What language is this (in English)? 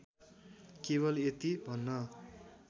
Nepali